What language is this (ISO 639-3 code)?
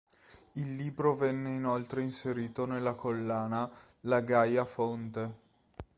ita